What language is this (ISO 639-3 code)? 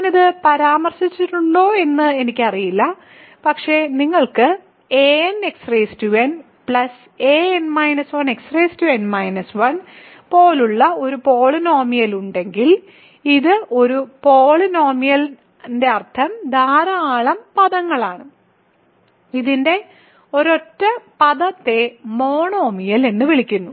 mal